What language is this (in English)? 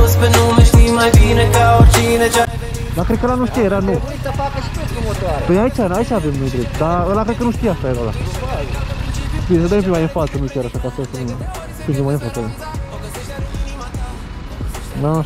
Romanian